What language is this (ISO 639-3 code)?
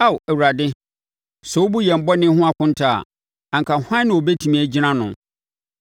aka